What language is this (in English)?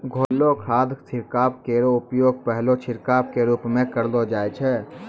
Maithili